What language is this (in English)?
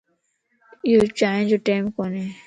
Lasi